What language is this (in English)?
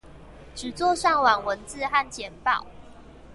Chinese